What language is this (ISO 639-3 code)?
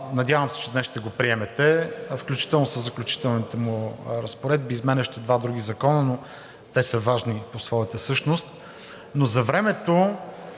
bul